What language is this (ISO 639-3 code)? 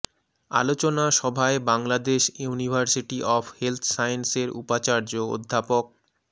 ben